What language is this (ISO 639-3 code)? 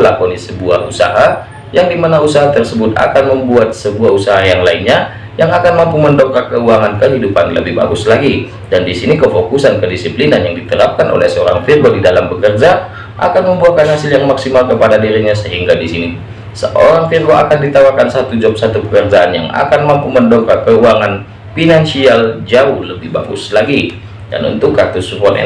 ind